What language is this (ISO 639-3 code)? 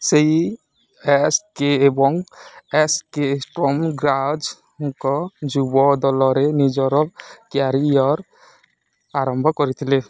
ori